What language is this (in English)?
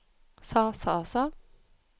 Norwegian